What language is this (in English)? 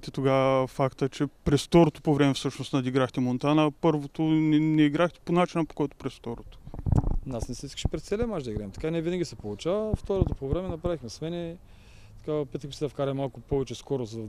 Bulgarian